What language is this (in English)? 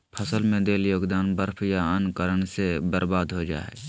Magahi